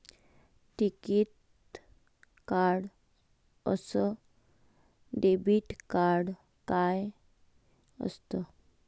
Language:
Marathi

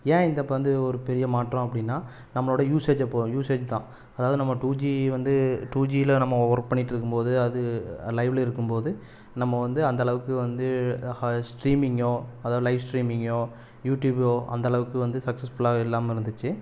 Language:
Tamil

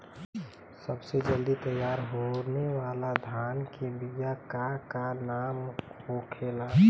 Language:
Bhojpuri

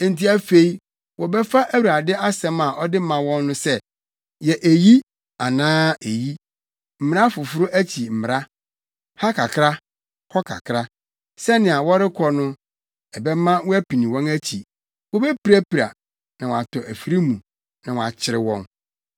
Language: Akan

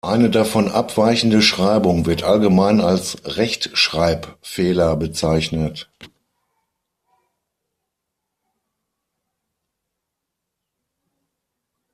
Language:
German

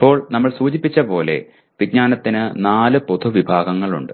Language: Malayalam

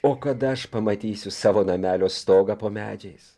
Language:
Lithuanian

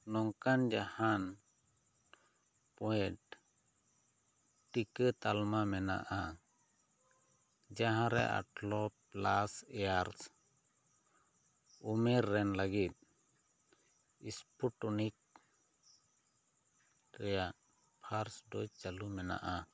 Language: Santali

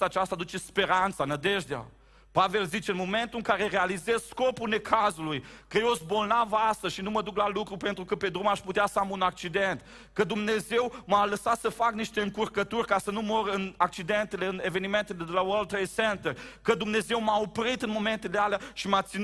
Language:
Romanian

